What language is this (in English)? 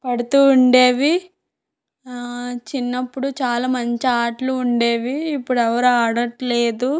Telugu